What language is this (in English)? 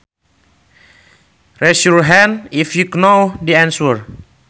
Sundanese